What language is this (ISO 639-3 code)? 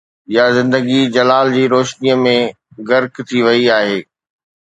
snd